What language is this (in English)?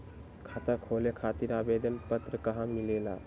Magahi